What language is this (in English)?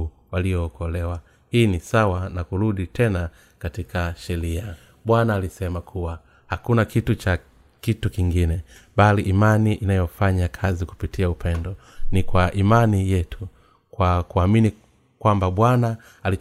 Swahili